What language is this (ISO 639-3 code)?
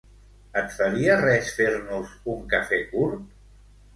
cat